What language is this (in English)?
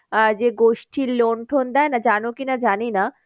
Bangla